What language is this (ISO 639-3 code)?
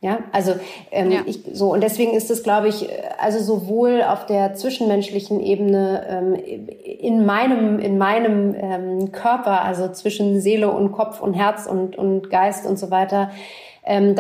deu